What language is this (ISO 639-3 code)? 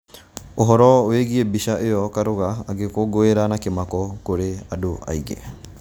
kik